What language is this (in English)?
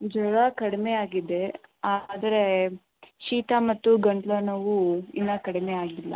Kannada